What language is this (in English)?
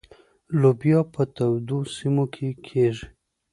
Pashto